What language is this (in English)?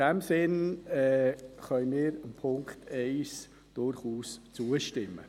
Swiss German